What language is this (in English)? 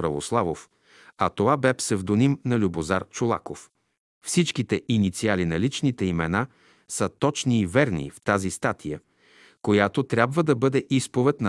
Bulgarian